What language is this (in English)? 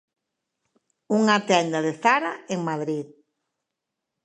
Galician